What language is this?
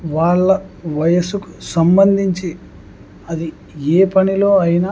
Telugu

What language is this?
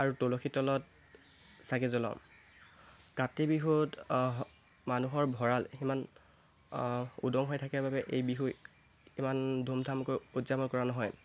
Assamese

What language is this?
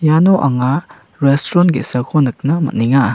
Garo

